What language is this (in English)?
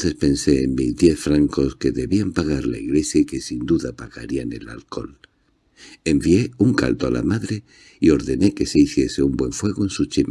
Spanish